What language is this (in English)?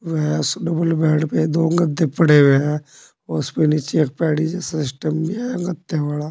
Hindi